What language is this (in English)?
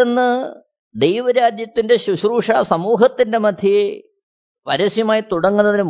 Malayalam